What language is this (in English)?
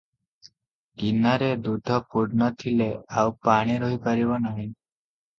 Odia